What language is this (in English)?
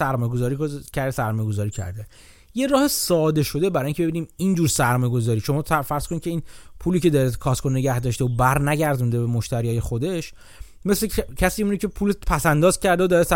Persian